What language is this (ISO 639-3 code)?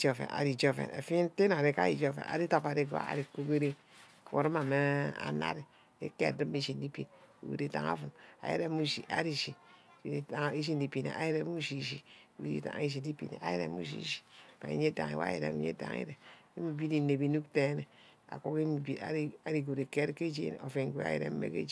byc